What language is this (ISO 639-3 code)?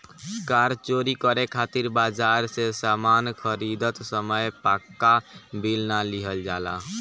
bho